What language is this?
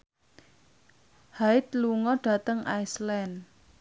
Javanese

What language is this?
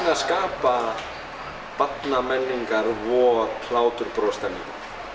Icelandic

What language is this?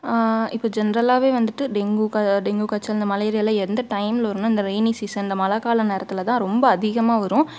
Tamil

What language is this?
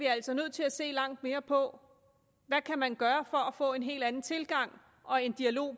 Danish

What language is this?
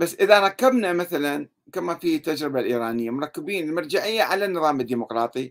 Arabic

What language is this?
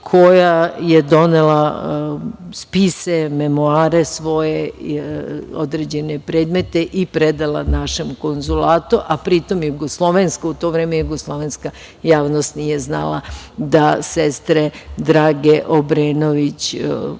Serbian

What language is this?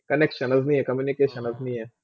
Marathi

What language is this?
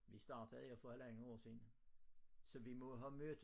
Danish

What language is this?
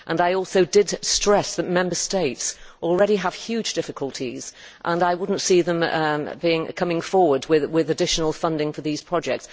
English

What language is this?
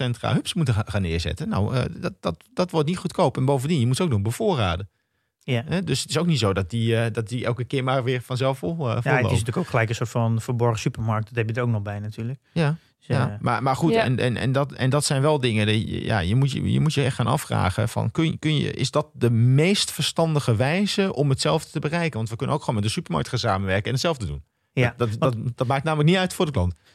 Dutch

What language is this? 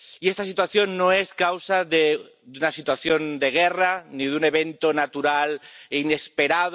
Spanish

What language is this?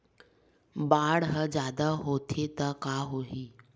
Chhattisgarhi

